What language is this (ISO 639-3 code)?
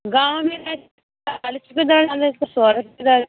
mai